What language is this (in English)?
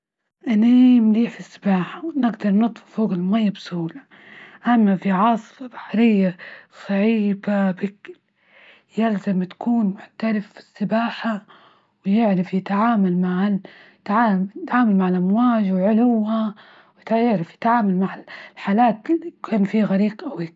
Libyan Arabic